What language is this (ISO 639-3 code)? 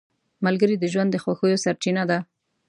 pus